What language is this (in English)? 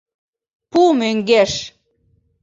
Mari